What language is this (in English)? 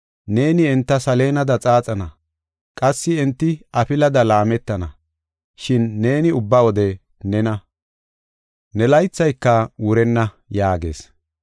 Gofa